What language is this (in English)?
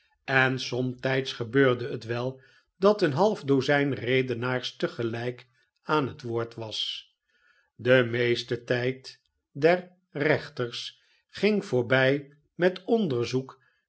Dutch